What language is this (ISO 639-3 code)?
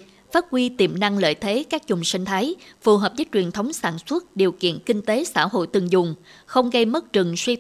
vie